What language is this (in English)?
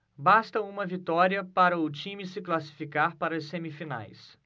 Portuguese